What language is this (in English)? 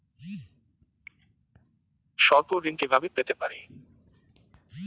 Bangla